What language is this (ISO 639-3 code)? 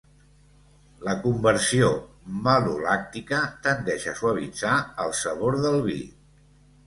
cat